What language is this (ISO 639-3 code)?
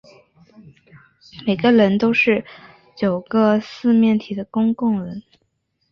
zho